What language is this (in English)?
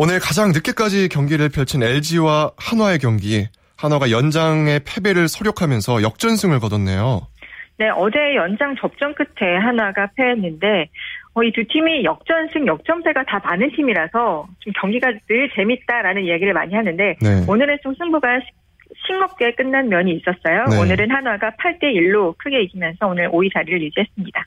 Korean